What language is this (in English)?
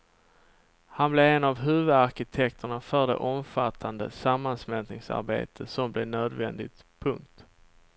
Swedish